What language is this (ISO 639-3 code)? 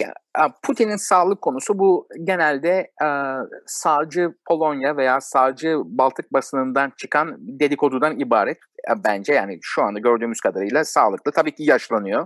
tur